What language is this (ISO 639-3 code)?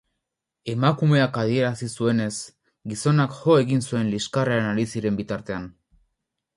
eus